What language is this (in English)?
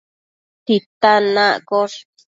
Matsés